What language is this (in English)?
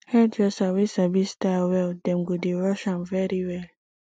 Nigerian Pidgin